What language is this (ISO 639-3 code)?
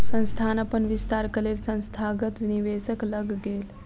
mai